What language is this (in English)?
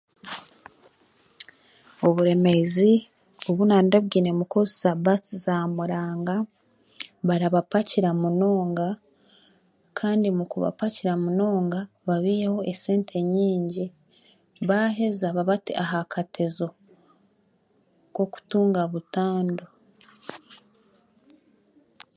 Chiga